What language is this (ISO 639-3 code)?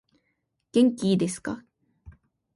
jpn